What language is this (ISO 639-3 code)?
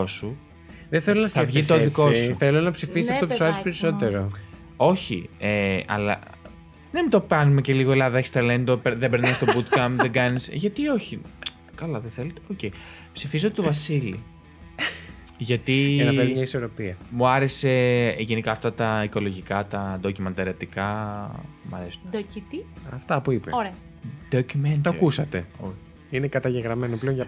ell